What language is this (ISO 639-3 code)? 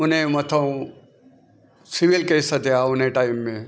snd